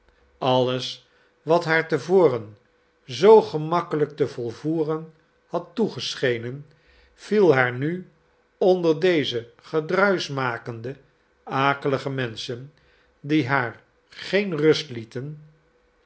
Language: Dutch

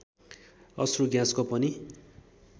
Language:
Nepali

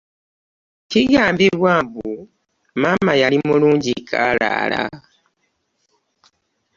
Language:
Ganda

